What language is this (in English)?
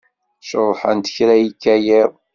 Kabyle